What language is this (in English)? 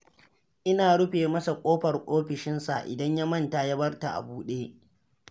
Hausa